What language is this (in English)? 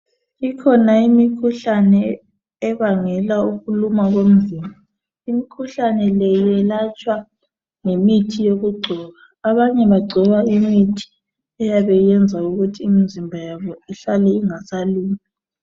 North Ndebele